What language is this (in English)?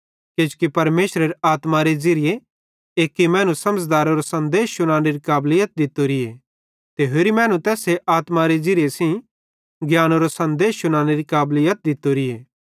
Bhadrawahi